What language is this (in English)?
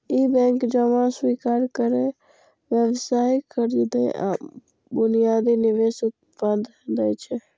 Maithili